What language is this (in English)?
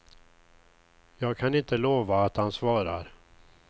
Swedish